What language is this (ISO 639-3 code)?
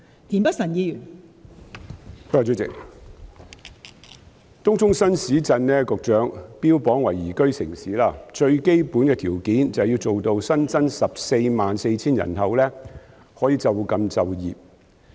yue